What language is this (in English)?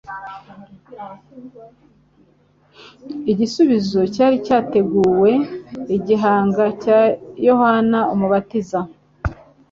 Kinyarwanda